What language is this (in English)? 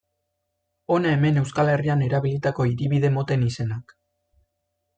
Basque